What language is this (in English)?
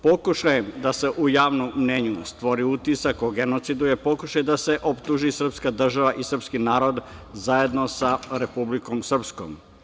Serbian